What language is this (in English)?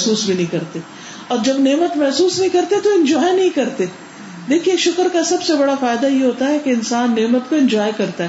Urdu